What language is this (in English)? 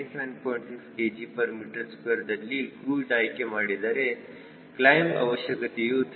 Kannada